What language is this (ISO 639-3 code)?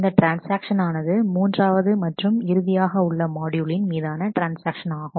tam